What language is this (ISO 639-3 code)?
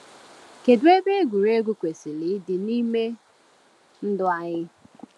ibo